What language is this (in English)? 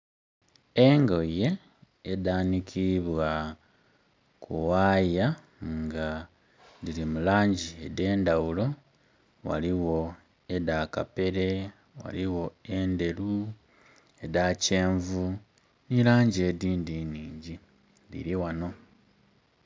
Soga